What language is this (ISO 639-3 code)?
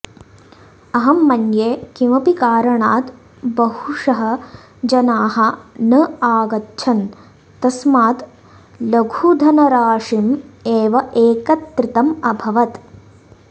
san